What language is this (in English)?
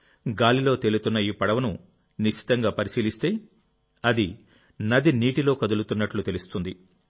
Telugu